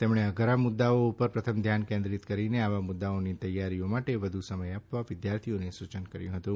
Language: Gujarati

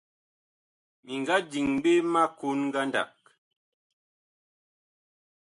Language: Bakoko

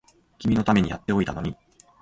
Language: Japanese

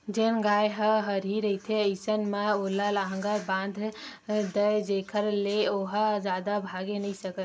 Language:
Chhattisgarhi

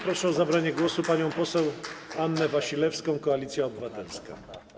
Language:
Polish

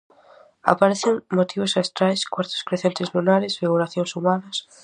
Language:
Galician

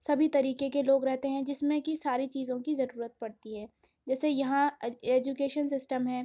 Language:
Urdu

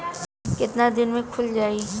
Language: Bhojpuri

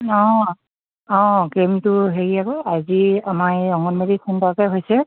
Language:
Assamese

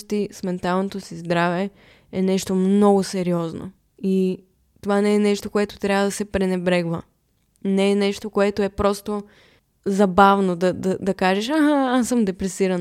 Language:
Bulgarian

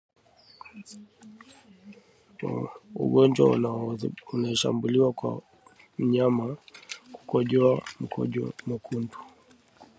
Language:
Swahili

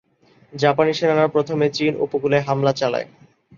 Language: Bangla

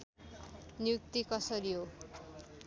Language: Nepali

